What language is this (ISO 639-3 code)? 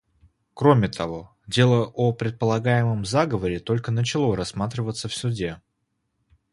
rus